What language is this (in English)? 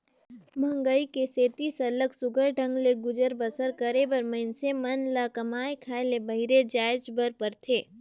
Chhattisgarhi